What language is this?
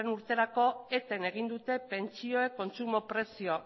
Basque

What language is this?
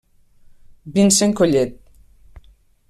Catalan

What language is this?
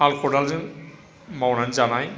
Bodo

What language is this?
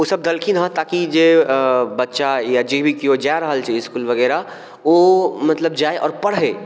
Maithili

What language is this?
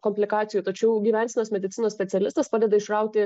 Lithuanian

